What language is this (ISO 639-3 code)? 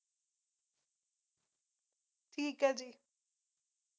pan